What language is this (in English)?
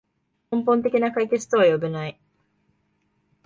Japanese